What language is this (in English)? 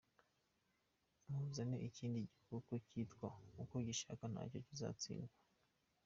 Kinyarwanda